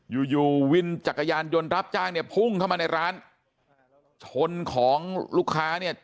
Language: Thai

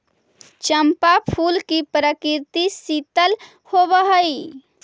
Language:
Magahi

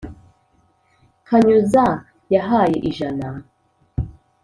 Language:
Kinyarwanda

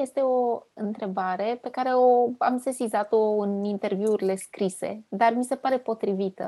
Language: Romanian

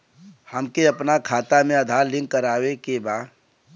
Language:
Bhojpuri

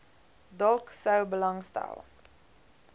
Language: Afrikaans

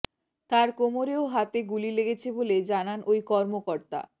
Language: Bangla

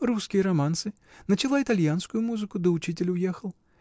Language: Russian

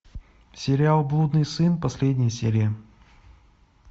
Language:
Russian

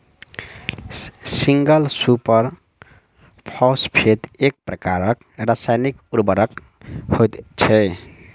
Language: Maithili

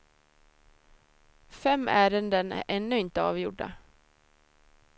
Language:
Swedish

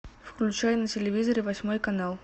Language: Russian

